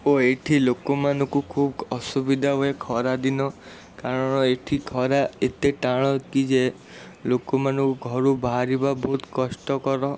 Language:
Odia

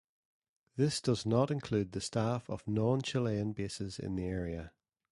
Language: English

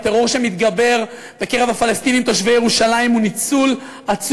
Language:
Hebrew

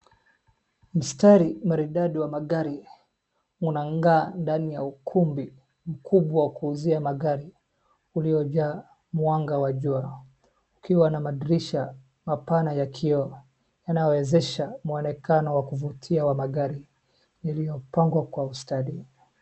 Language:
Swahili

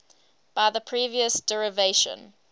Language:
English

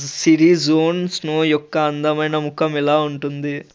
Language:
Telugu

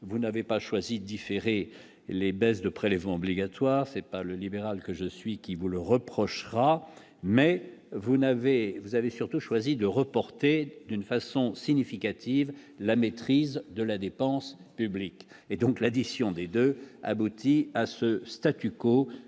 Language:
French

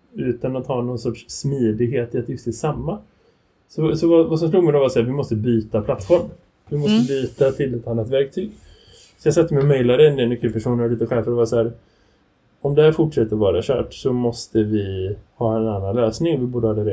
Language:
Swedish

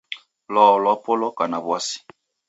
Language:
Taita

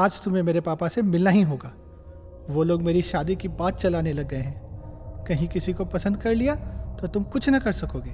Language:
Hindi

